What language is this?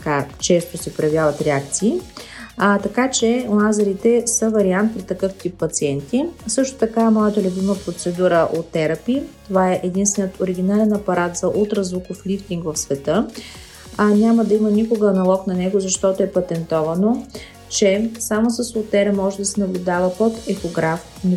Bulgarian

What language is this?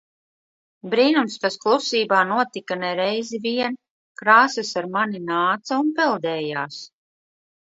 Latvian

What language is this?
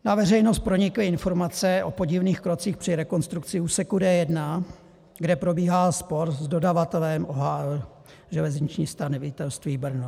Czech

